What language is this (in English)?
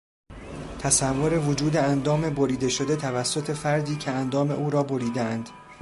Persian